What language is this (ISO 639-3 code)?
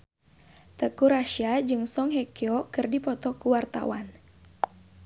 sun